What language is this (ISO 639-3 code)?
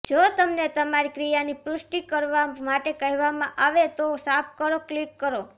guj